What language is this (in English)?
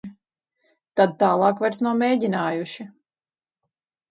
Latvian